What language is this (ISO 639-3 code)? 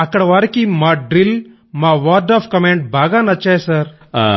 tel